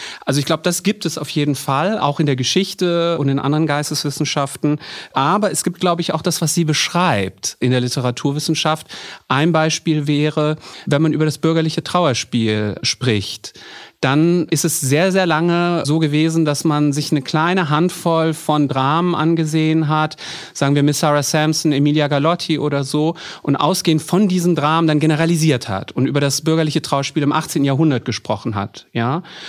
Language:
German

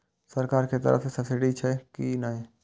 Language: Maithili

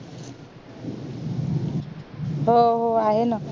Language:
Marathi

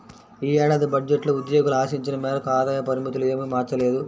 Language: Telugu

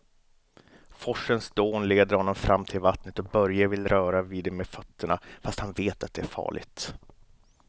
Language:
Swedish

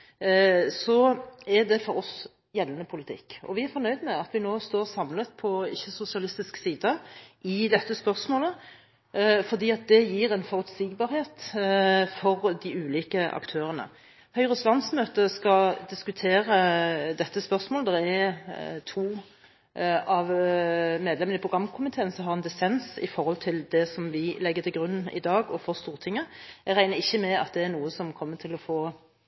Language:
Norwegian Bokmål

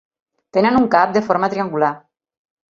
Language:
Catalan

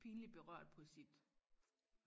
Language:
Danish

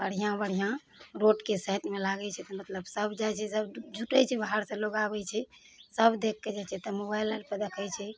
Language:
Maithili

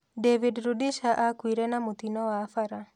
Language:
Kikuyu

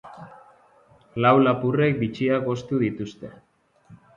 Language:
Basque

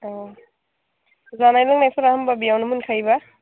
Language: Bodo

